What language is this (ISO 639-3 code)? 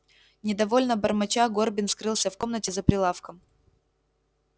rus